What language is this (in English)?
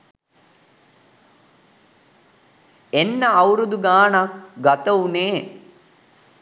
Sinhala